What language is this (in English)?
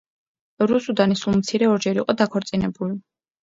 Georgian